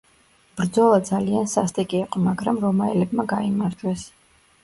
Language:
Georgian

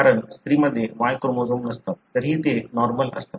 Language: Marathi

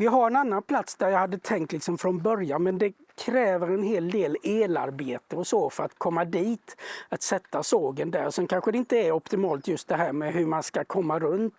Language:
Swedish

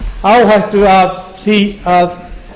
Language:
Icelandic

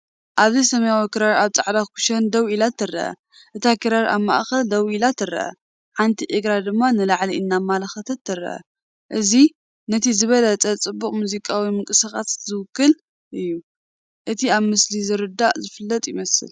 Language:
Tigrinya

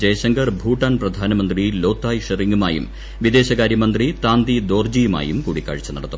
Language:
Malayalam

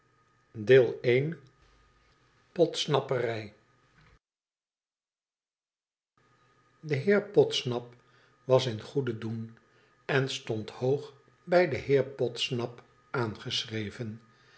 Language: Dutch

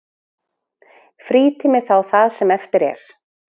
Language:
Icelandic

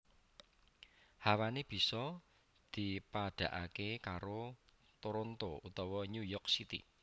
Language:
Javanese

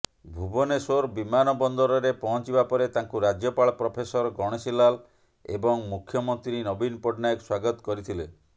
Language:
Odia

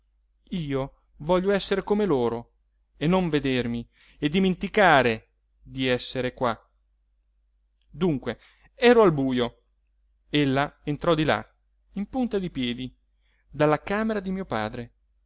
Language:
Italian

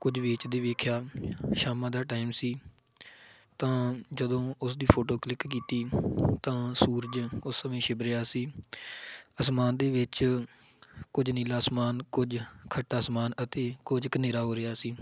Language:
Punjabi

